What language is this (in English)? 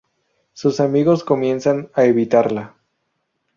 Spanish